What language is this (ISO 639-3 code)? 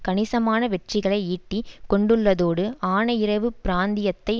tam